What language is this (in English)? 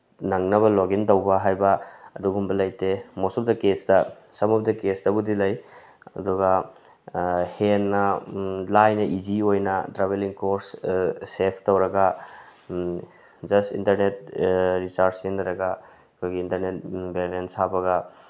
Manipuri